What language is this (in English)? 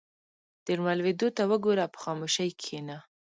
Pashto